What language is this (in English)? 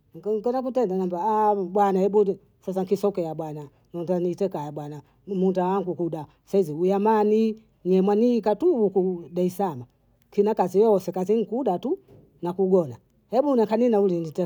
Bondei